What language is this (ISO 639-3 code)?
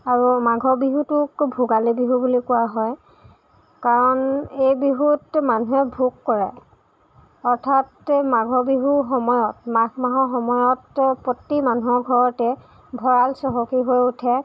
asm